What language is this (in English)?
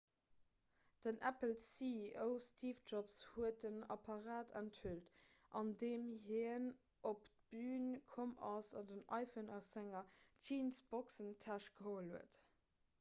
Luxembourgish